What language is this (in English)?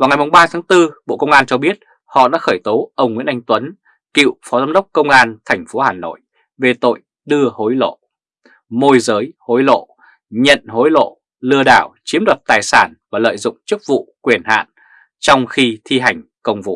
Vietnamese